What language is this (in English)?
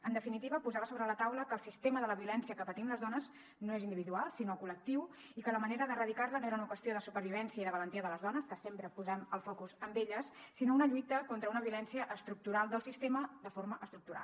Catalan